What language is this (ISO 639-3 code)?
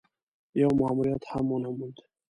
pus